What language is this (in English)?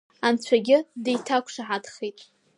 Abkhazian